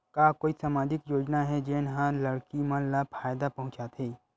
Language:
Chhattisgarhi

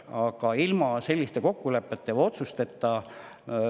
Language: Estonian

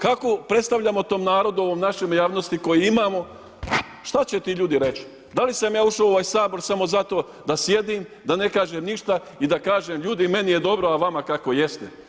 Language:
Croatian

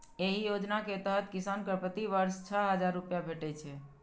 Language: Maithili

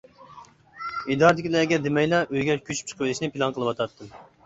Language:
Uyghur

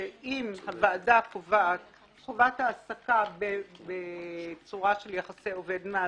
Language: Hebrew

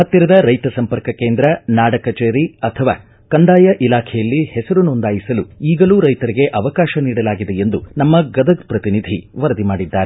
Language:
Kannada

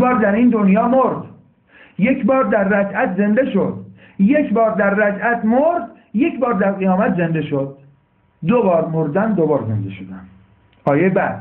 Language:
Persian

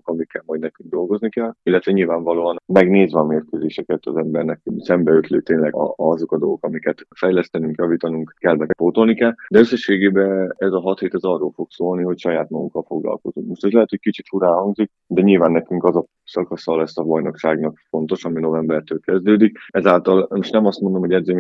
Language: Hungarian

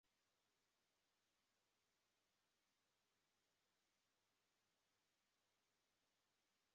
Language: Chinese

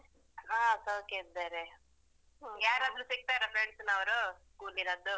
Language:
Kannada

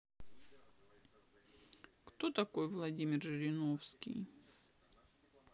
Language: Russian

